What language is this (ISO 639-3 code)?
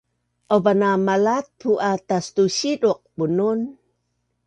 bnn